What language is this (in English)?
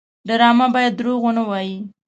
Pashto